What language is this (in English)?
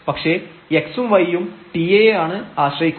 Malayalam